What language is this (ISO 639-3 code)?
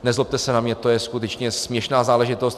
ces